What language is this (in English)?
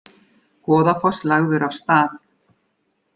Icelandic